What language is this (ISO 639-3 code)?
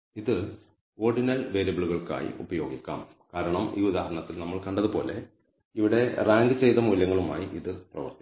mal